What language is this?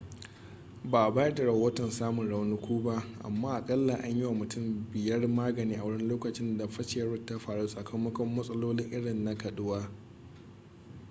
Hausa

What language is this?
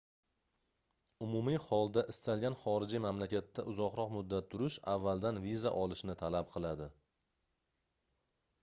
Uzbek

